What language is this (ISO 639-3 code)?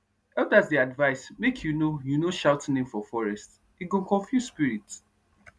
pcm